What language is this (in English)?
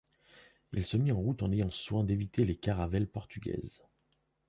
French